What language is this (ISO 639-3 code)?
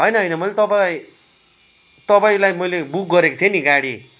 nep